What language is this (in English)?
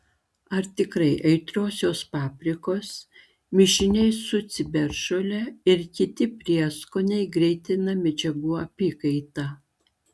Lithuanian